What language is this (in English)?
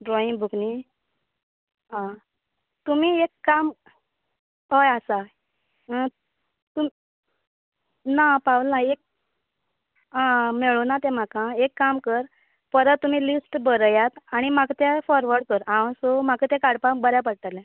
Konkani